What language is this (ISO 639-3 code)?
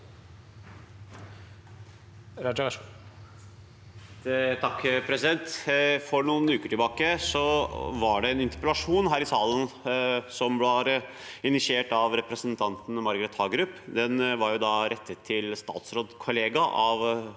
nor